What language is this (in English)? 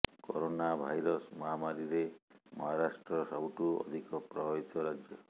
Odia